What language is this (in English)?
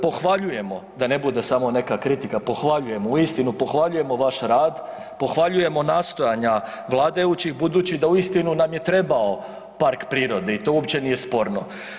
Croatian